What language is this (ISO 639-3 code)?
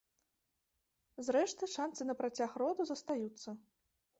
bel